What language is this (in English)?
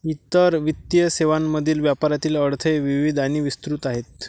Marathi